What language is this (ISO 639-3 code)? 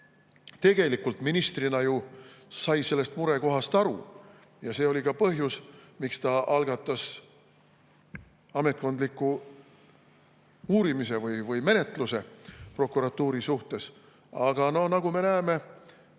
est